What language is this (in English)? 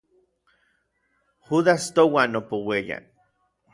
Orizaba Nahuatl